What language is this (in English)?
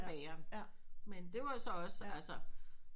Danish